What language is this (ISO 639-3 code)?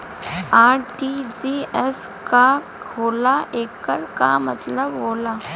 bho